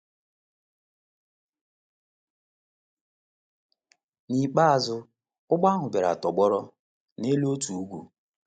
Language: Igbo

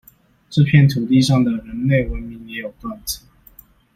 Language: Chinese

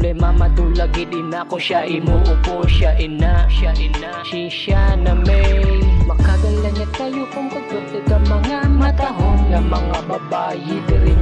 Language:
Filipino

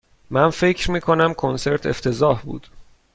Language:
Persian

